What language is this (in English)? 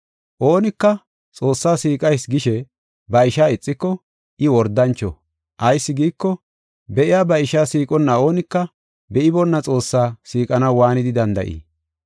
Gofa